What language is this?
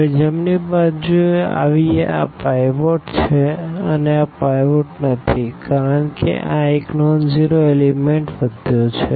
Gujarati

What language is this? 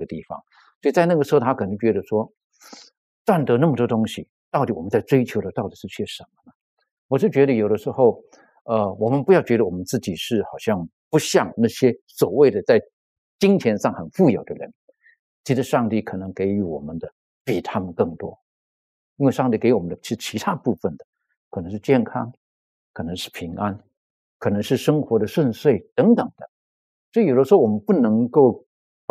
Chinese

